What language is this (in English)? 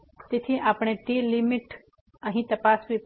Gujarati